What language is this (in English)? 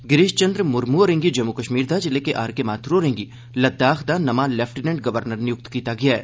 Dogri